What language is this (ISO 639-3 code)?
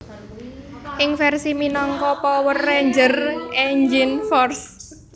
jav